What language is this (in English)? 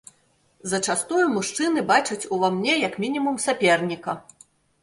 Belarusian